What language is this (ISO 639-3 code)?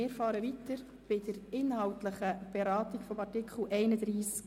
gsw